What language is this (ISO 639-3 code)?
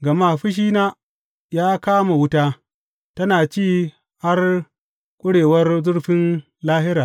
hau